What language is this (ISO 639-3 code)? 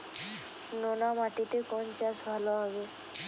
ben